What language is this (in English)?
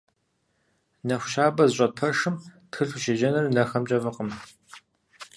Kabardian